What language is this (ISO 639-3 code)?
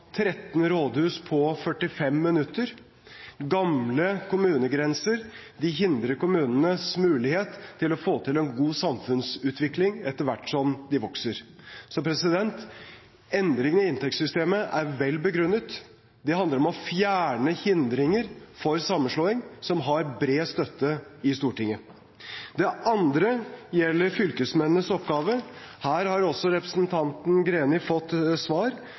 nob